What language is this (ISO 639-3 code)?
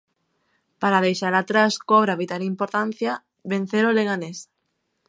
glg